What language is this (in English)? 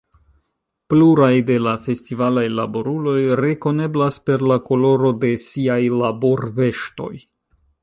Esperanto